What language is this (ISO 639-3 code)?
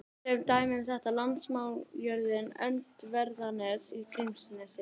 isl